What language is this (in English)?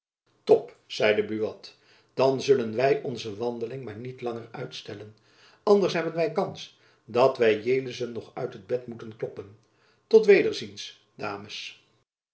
Dutch